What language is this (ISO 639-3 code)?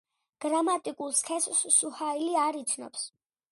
kat